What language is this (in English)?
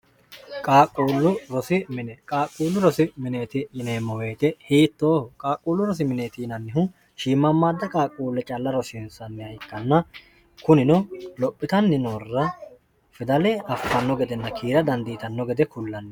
Sidamo